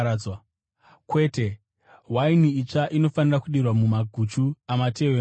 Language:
Shona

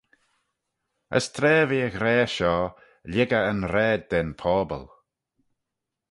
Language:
Manx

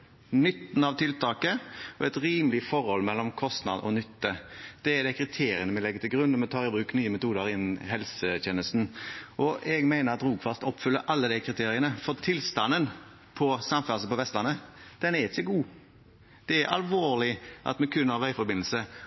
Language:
Norwegian Bokmål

